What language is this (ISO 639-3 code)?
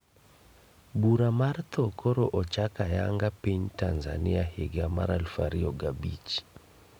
luo